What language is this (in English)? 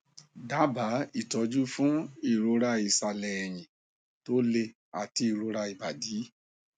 Yoruba